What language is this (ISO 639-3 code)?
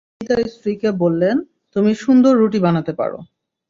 ben